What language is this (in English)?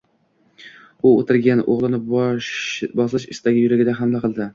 Uzbek